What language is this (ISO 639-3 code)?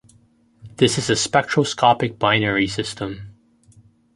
eng